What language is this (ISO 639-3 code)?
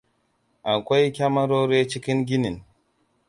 hau